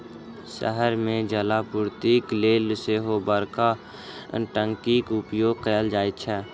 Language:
Maithili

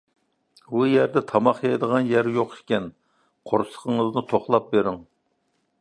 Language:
Uyghur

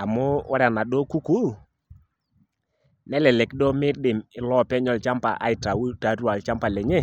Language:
Masai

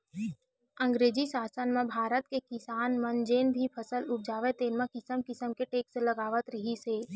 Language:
Chhattisgarhi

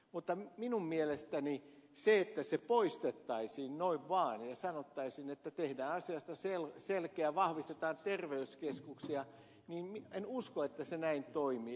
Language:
Finnish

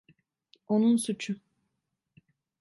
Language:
Turkish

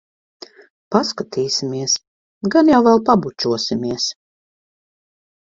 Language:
Latvian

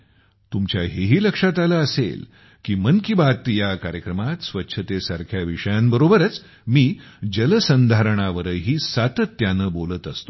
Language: Marathi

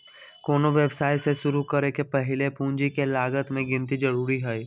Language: Magahi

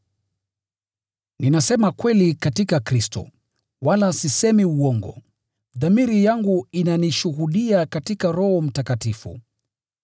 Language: Swahili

